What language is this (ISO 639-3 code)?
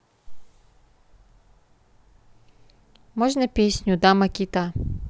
rus